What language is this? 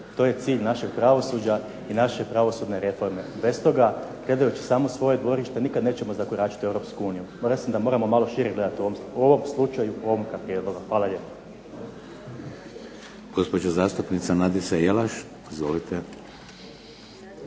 Croatian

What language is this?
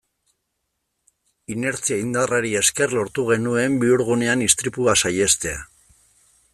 Basque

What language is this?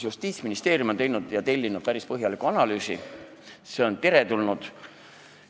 Estonian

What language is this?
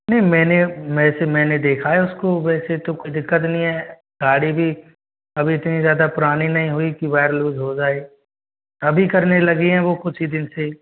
Hindi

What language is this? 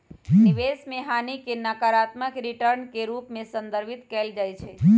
Magahi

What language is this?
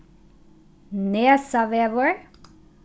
Faroese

